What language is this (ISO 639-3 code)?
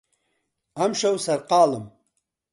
ckb